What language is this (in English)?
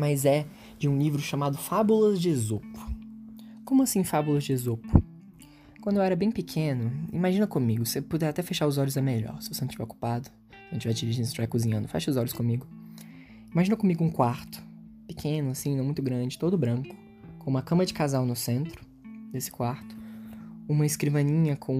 Portuguese